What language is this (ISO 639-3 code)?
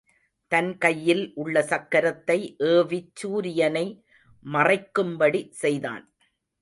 tam